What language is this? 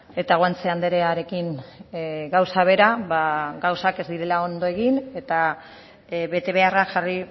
Basque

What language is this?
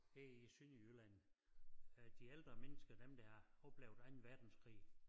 Danish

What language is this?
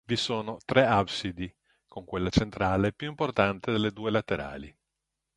Italian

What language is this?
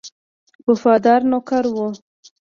Pashto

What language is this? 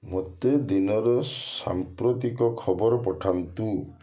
Odia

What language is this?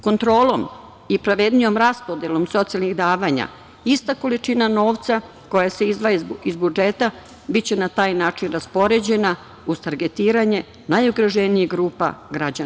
Serbian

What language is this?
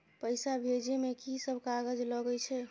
Maithili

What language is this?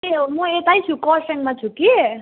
Nepali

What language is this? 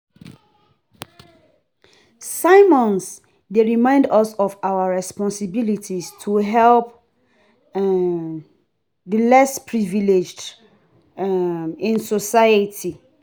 Nigerian Pidgin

